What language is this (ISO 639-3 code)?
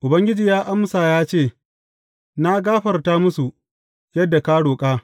hau